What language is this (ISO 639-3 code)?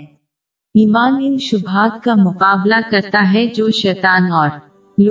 urd